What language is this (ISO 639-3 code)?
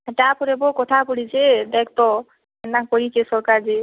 ori